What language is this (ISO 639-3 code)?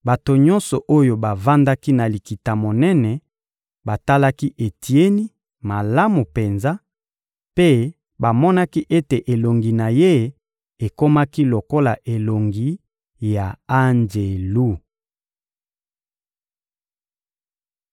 lin